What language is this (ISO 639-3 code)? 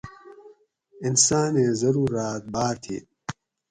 gwc